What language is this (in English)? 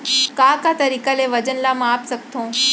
Chhattisgarhi